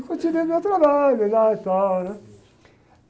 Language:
Portuguese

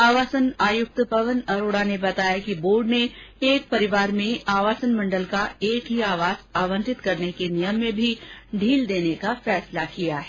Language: Hindi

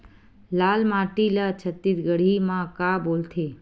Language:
Chhattisgarhi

